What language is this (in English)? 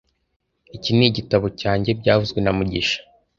Kinyarwanda